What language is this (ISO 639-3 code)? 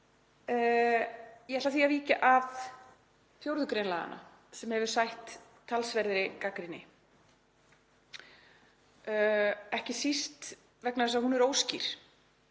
isl